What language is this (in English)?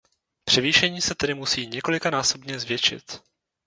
Czech